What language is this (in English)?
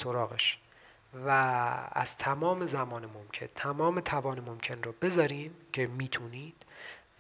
Persian